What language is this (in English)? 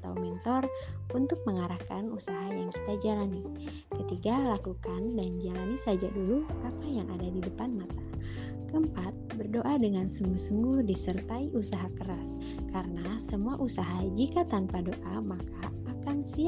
Indonesian